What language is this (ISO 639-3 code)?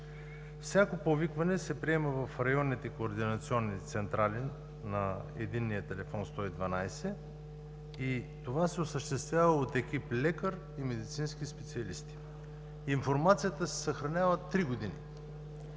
bul